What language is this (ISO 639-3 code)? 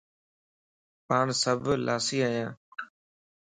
lss